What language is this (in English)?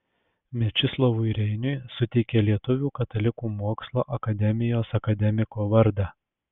Lithuanian